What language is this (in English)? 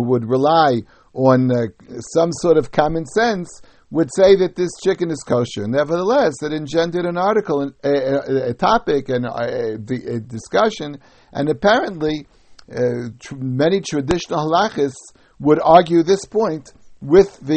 English